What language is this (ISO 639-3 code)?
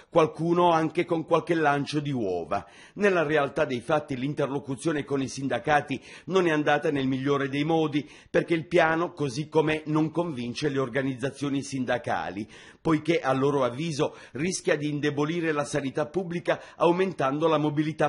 ita